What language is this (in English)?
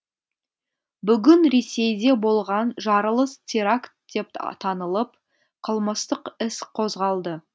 Kazakh